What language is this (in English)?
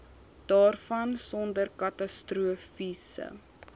Afrikaans